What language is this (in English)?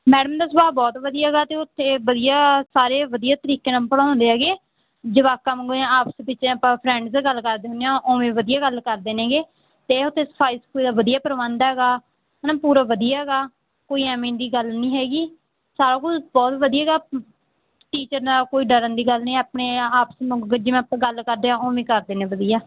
Punjabi